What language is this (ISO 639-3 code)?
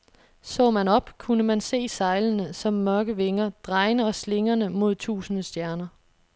dan